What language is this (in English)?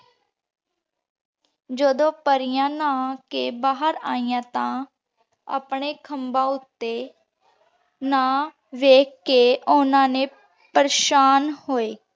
Punjabi